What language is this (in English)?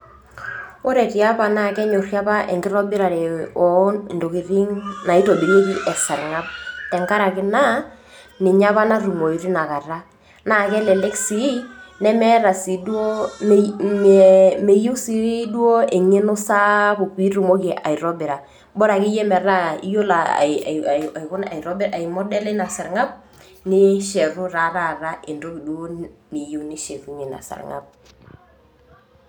Masai